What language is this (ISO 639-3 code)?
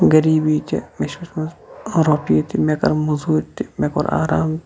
kas